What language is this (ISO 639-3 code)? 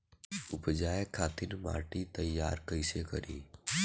bho